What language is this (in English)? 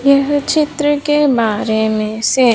Hindi